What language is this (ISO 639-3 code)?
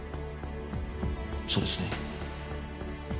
jpn